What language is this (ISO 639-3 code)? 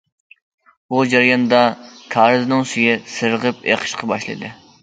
uig